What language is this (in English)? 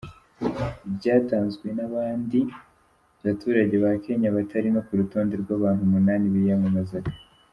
Kinyarwanda